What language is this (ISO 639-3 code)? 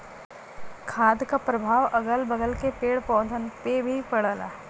bho